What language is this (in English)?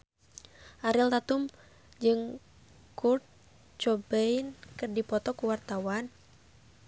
Sundanese